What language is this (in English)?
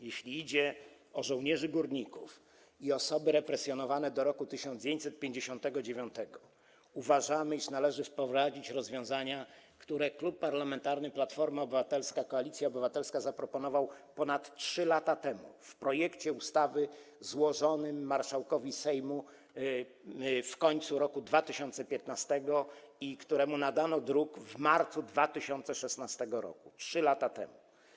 Polish